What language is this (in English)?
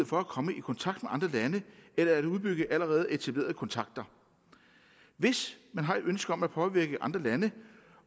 Danish